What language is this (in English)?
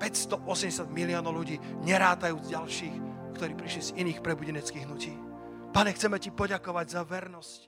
Slovak